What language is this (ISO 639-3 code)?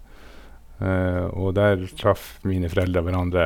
nor